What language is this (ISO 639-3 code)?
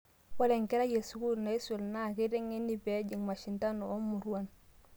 mas